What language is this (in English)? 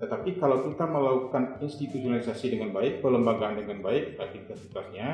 Indonesian